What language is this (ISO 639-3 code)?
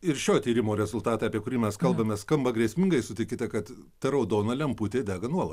lit